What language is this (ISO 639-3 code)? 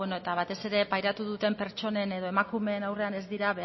eus